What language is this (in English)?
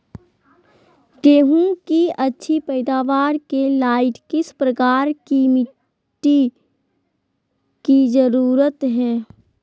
Magahi